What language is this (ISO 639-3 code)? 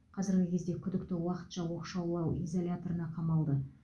kaz